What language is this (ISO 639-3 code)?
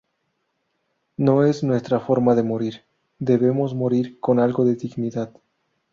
spa